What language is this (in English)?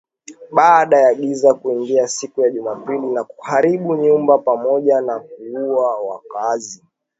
Swahili